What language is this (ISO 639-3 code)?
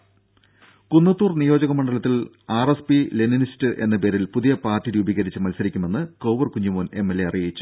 mal